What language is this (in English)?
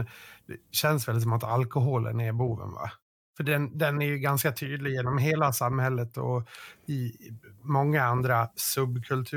Swedish